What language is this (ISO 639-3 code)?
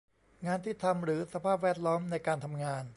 tha